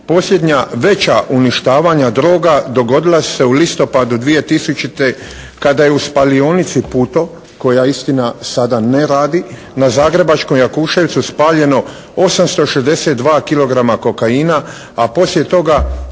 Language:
Croatian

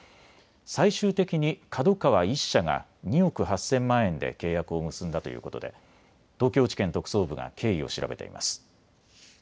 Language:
Japanese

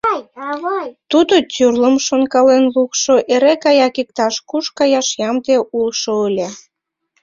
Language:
Mari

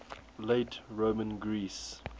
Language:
English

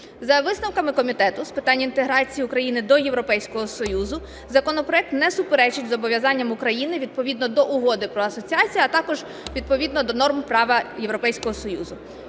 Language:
Ukrainian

